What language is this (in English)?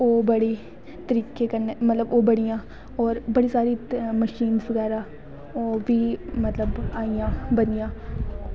Dogri